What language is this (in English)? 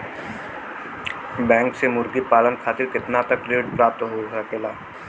Bhojpuri